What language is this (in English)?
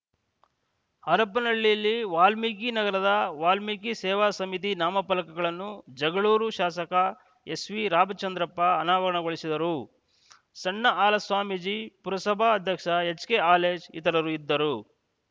Kannada